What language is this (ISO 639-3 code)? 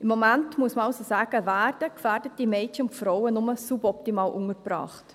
gsw